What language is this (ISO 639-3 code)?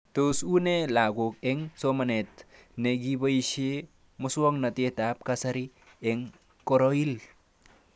kln